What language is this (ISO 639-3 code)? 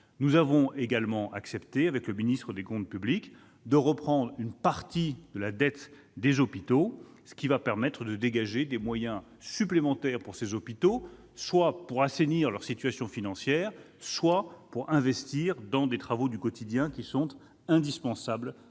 fra